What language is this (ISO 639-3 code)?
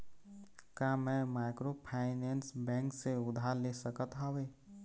hne